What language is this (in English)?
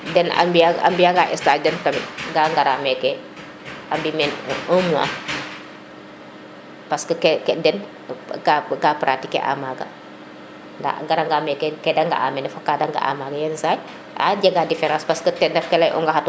Serer